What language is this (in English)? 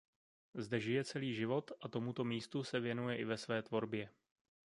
Czech